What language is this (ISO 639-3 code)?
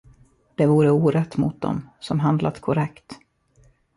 swe